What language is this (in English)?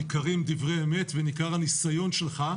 Hebrew